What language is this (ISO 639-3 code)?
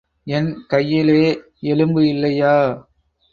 tam